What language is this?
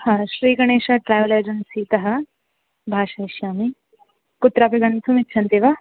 Sanskrit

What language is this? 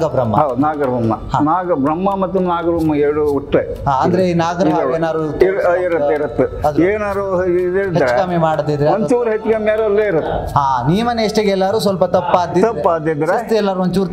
Kannada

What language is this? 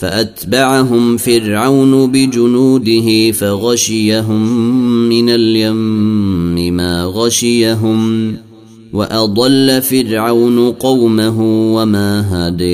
Arabic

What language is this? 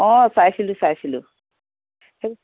Assamese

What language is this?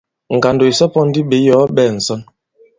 Bankon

